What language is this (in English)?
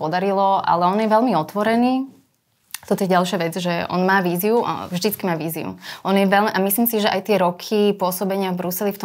Slovak